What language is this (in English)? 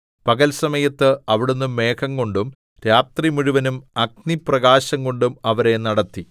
Malayalam